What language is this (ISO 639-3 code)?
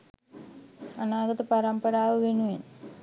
sin